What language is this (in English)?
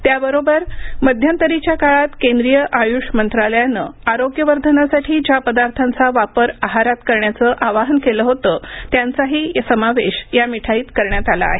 Marathi